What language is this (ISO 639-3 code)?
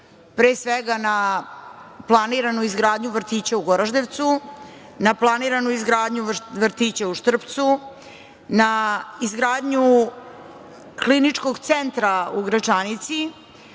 srp